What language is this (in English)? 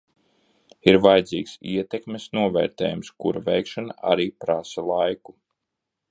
Latvian